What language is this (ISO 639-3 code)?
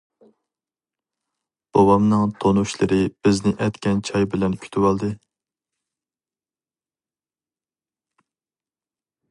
uig